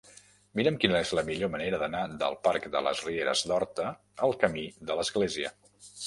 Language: Catalan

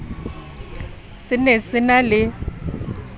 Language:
Southern Sotho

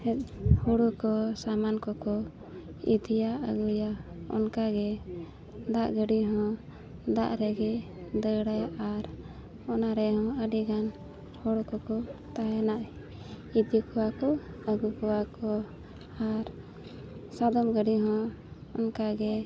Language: Santali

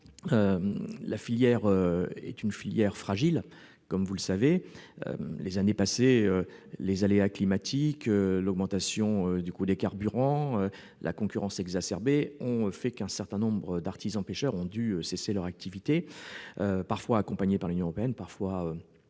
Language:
French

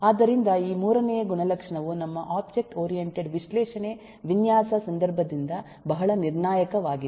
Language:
Kannada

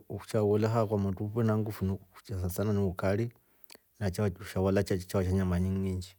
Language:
Rombo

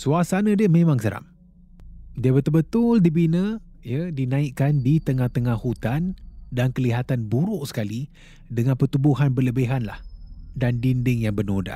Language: Malay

